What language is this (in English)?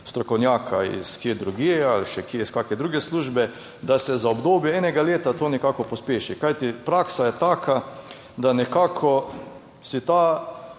Slovenian